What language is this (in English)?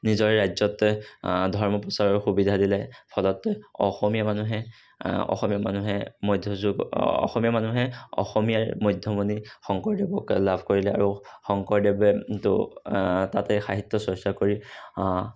Assamese